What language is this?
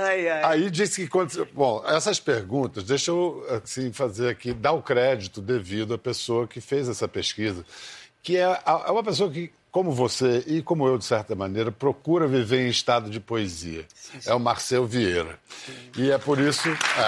Portuguese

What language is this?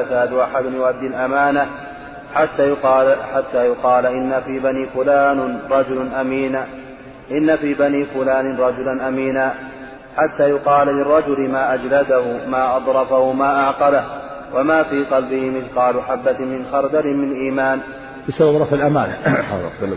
Arabic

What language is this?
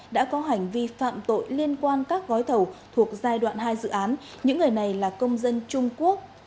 Vietnamese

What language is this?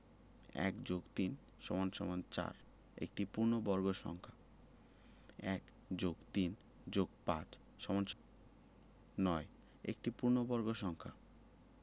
Bangla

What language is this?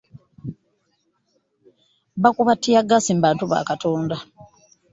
Ganda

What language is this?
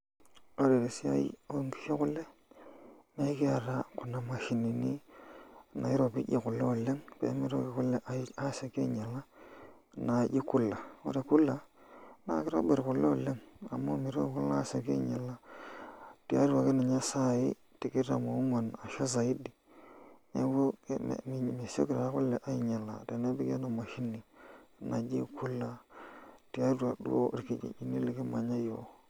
Masai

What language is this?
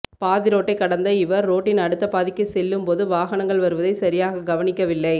Tamil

